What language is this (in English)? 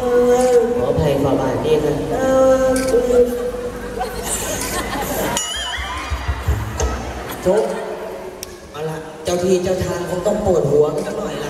Thai